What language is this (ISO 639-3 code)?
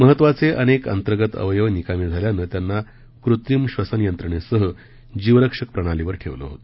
mar